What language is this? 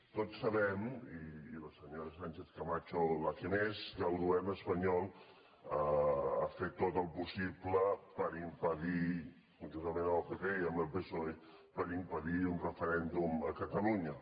Catalan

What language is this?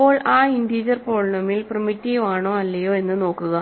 Malayalam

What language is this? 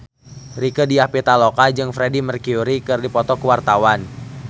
Sundanese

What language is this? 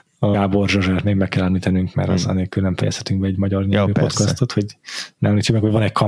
Hungarian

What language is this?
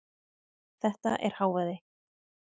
Icelandic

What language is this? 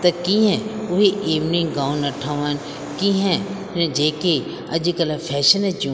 Sindhi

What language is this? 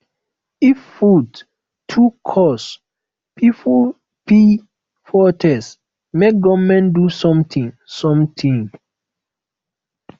Nigerian Pidgin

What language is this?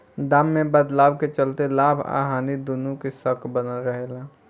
Bhojpuri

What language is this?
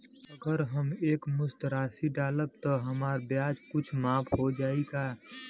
Bhojpuri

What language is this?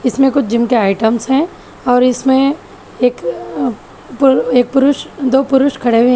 Hindi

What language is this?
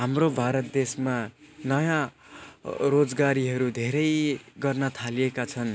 Nepali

